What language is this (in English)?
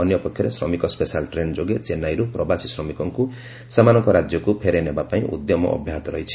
Odia